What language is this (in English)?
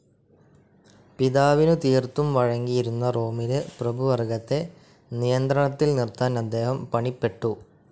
Malayalam